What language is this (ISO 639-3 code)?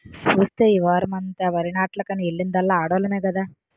tel